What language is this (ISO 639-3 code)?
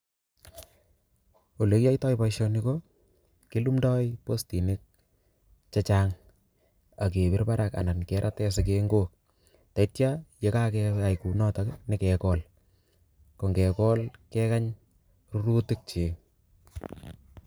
kln